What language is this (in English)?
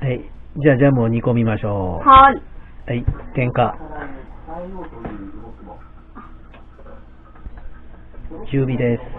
Japanese